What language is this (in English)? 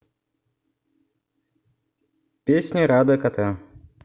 Russian